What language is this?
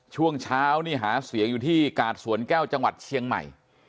Thai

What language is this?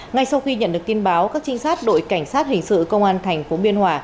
Vietnamese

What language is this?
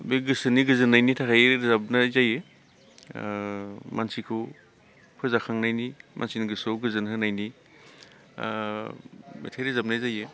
Bodo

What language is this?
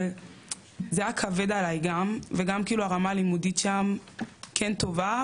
Hebrew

